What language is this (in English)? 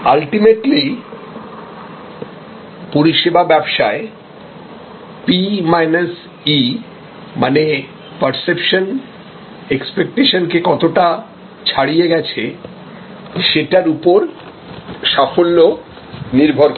Bangla